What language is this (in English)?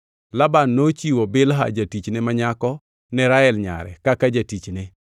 Luo (Kenya and Tanzania)